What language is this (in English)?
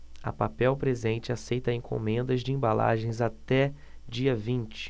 Portuguese